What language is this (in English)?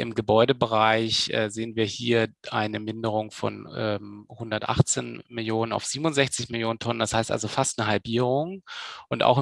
German